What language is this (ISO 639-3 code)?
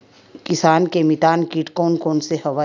hne